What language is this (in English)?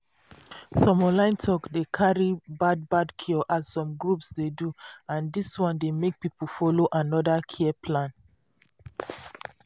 Nigerian Pidgin